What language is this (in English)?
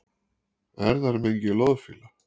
Icelandic